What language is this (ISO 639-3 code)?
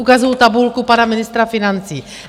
ces